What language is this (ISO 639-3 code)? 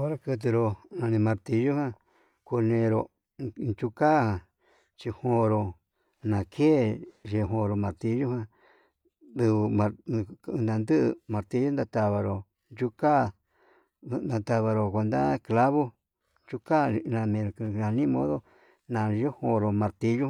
mab